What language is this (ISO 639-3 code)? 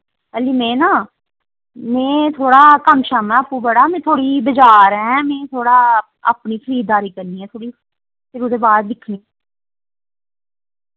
doi